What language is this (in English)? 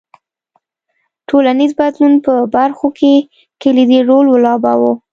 Pashto